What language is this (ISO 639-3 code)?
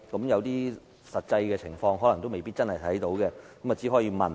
yue